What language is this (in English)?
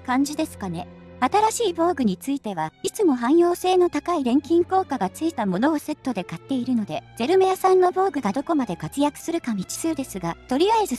Japanese